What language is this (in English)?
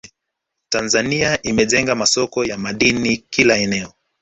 Swahili